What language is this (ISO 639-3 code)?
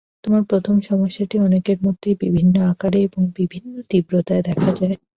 ben